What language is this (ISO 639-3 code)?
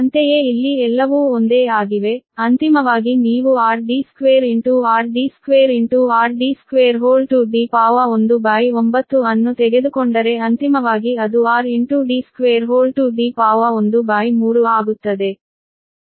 kan